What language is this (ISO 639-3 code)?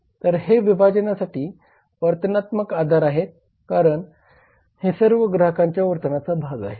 mar